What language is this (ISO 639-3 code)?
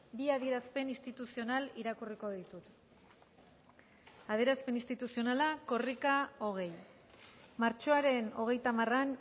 eus